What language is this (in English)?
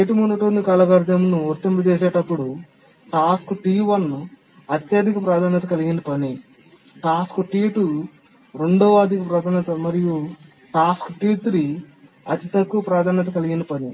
Telugu